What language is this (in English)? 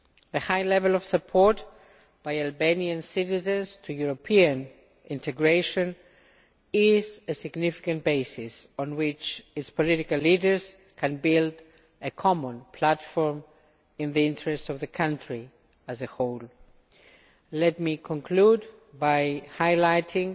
English